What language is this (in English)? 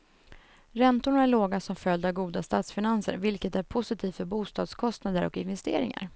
Swedish